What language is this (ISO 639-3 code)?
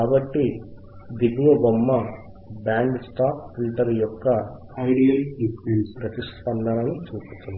tel